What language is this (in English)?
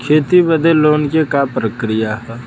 Bhojpuri